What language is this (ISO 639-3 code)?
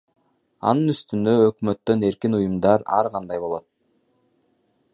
kir